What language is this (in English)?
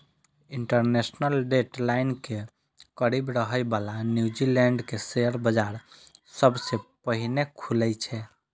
Maithili